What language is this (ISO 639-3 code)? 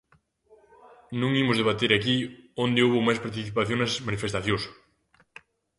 glg